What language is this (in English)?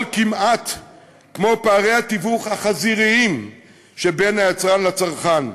Hebrew